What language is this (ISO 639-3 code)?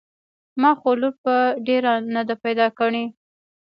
pus